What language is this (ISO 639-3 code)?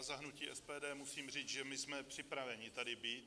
ces